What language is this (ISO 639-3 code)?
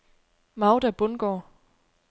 dan